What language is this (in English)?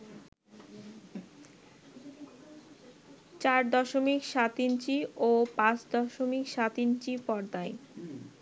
Bangla